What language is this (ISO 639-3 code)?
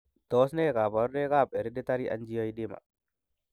kln